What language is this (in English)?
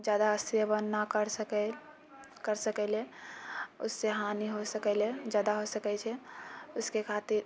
Maithili